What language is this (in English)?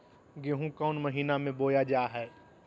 Magahi